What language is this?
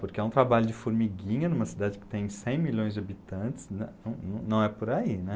Portuguese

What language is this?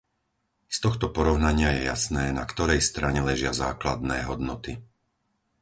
Slovak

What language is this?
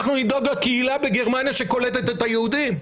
Hebrew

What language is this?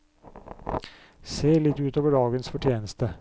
Norwegian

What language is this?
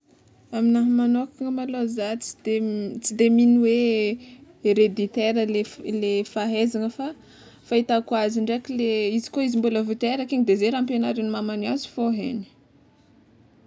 Tsimihety Malagasy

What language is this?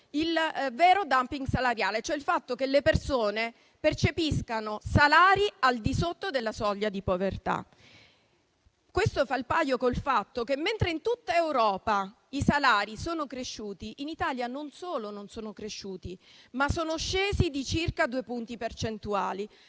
Italian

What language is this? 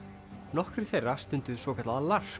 Icelandic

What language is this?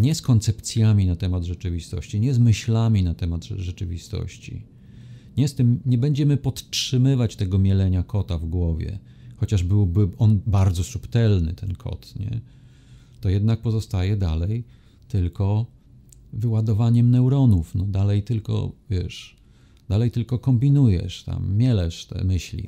Polish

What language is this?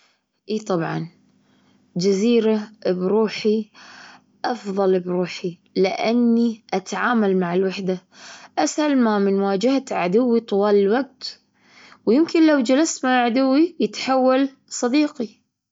Gulf Arabic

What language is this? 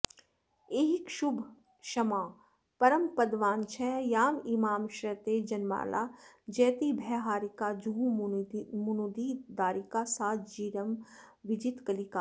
Sanskrit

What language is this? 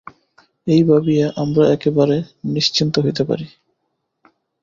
Bangla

